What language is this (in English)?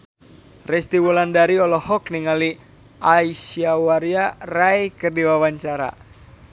Sundanese